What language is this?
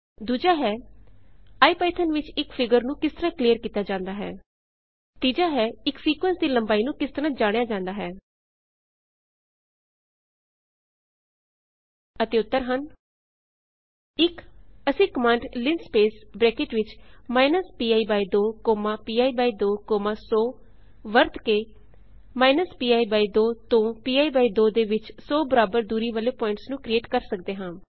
Punjabi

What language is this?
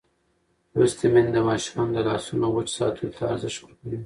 Pashto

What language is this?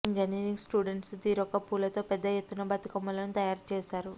Telugu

